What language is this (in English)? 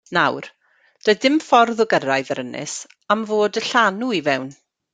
Welsh